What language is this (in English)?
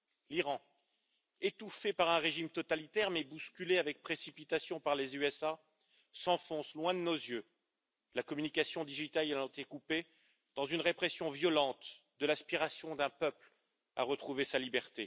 French